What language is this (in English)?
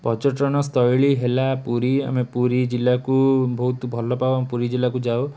Odia